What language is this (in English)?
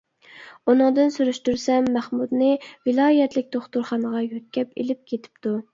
Uyghur